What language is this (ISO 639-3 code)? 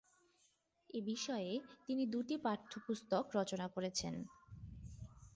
ben